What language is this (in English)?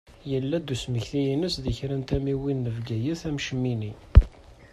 Kabyle